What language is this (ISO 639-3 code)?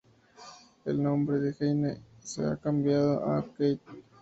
spa